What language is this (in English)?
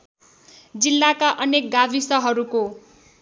Nepali